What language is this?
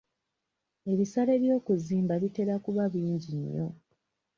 Ganda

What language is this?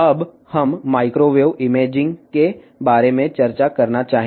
Telugu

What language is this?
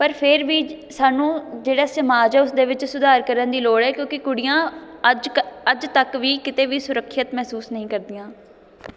Punjabi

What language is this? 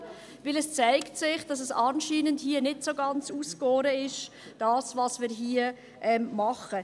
Swiss German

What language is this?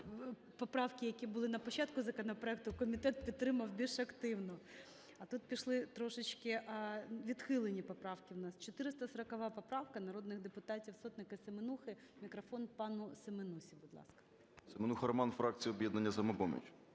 Ukrainian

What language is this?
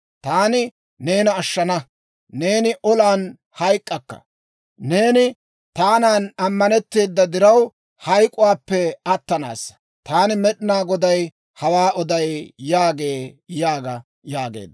Dawro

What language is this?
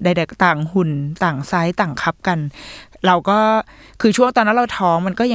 Thai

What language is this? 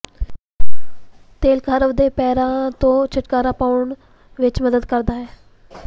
Punjabi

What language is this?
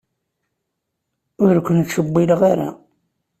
Kabyle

